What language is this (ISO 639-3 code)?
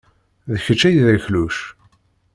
kab